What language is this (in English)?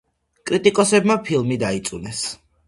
Georgian